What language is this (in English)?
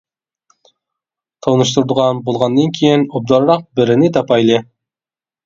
Uyghur